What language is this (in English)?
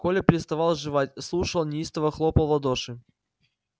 Russian